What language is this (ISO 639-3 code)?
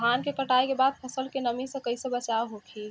bho